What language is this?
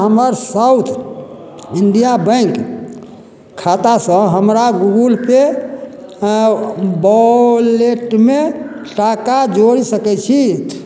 Maithili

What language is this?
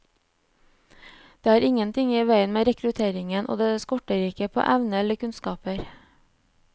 Norwegian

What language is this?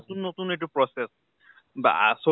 Assamese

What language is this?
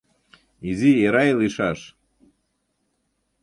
Mari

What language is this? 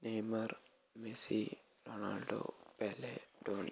Malayalam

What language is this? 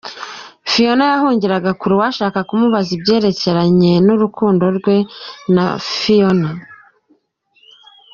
Kinyarwanda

